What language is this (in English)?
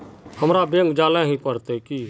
Magahi